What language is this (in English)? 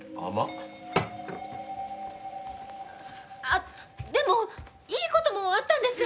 Japanese